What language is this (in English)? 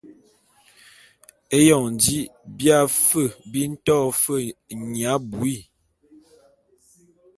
Bulu